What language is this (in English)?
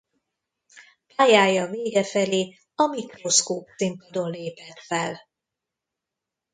Hungarian